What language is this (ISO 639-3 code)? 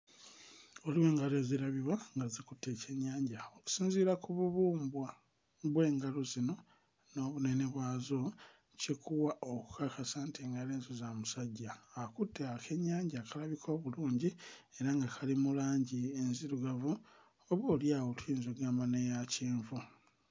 lug